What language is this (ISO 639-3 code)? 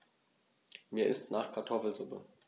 deu